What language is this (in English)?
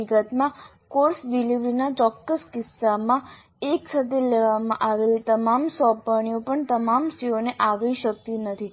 Gujarati